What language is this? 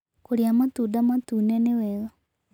Kikuyu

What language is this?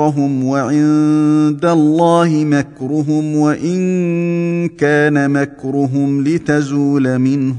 Arabic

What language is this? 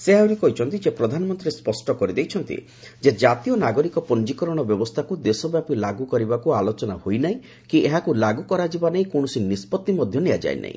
Odia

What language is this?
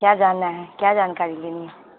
Urdu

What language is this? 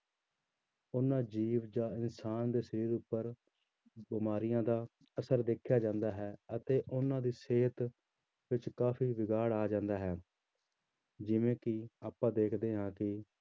Punjabi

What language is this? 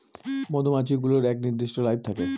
Bangla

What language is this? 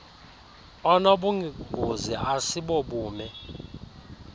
Xhosa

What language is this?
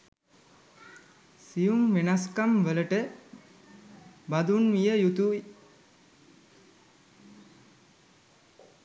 Sinhala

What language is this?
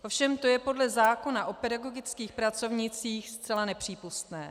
Czech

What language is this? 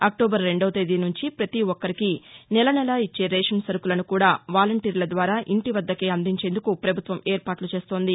Telugu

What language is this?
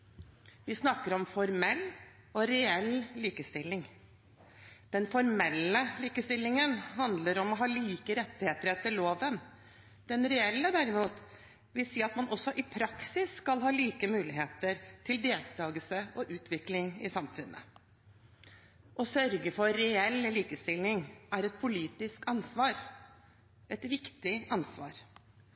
Norwegian Bokmål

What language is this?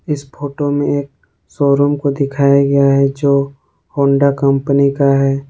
Hindi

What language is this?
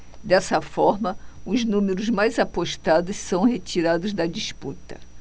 Portuguese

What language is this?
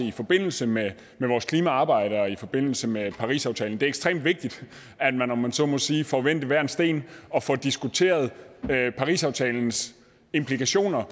Danish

